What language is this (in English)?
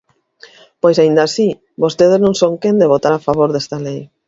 Galician